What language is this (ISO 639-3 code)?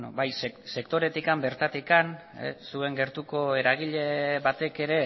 eus